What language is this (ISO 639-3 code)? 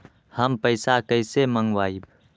mag